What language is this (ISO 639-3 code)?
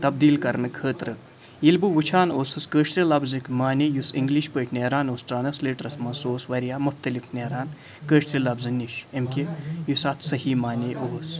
kas